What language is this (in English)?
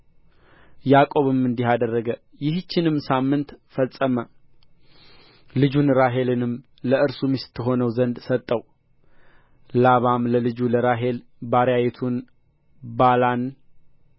Amharic